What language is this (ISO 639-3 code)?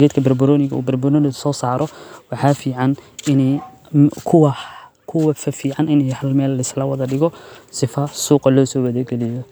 som